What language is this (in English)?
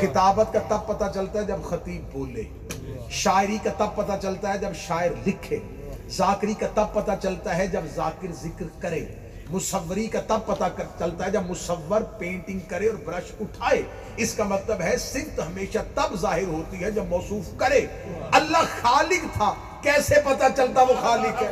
Urdu